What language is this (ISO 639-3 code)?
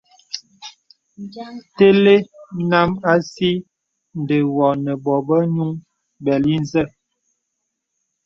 beb